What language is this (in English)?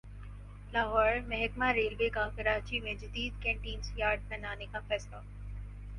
Urdu